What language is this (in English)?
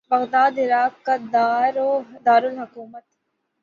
Urdu